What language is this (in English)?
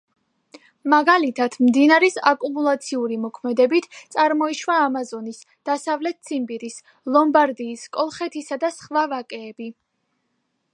Georgian